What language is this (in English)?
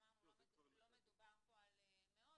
Hebrew